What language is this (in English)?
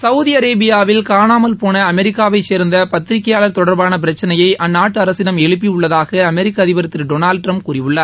Tamil